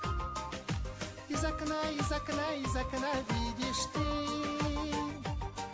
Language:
Kazakh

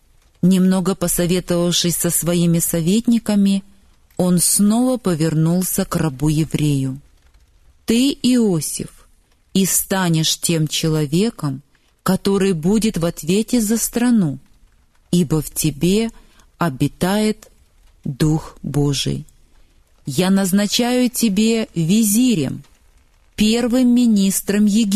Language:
Russian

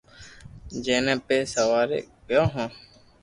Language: Loarki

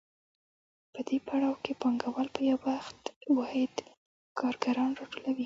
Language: Pashto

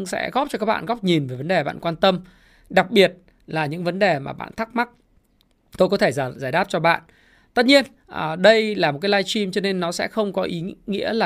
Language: Vietnamese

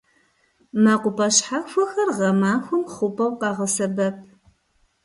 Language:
Kabardian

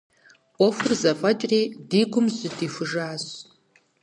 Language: Kabardian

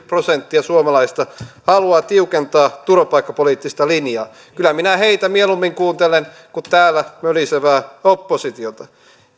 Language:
Finnish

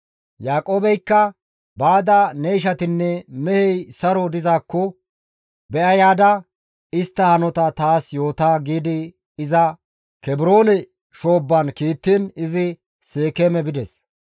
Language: Gamo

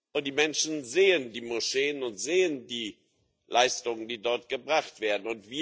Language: German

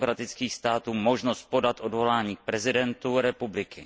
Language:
Czech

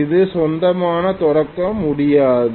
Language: Tamil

